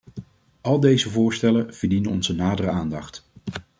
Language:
Dutch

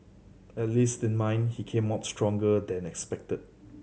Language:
English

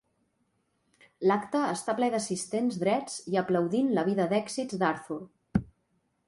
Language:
Catalan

